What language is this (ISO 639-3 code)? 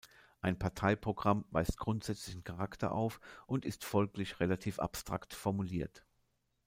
deu